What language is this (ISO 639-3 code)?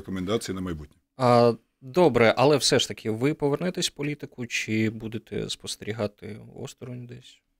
ukr